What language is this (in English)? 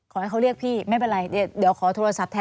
Thai